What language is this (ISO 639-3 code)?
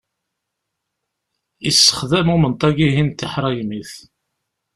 kab